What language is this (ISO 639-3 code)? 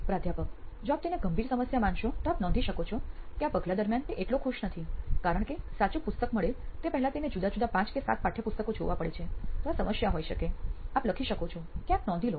guj